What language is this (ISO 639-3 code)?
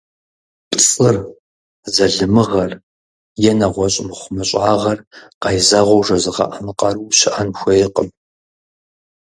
kbd